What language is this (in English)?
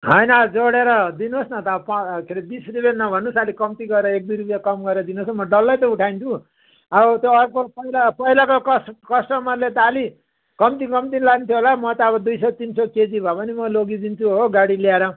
Nepali